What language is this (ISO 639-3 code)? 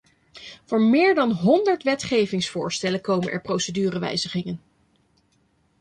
nld